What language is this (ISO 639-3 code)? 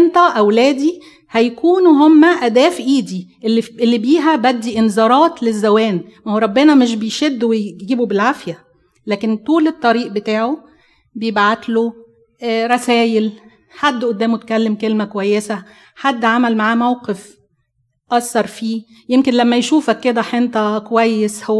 ara